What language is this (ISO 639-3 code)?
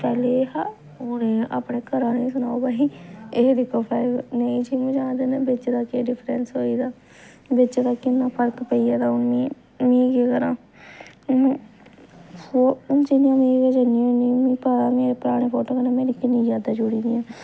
doi